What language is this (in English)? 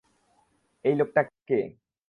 Bangla